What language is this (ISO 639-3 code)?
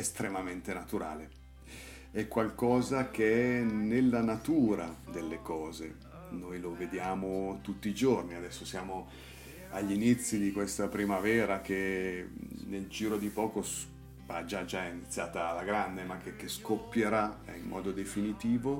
ita